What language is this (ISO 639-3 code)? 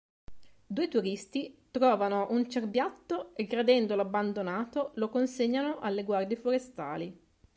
ita